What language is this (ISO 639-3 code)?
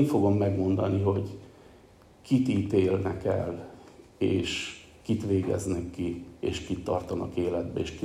hun